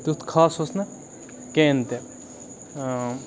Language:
Kashmiri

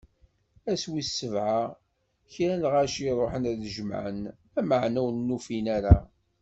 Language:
Kabyle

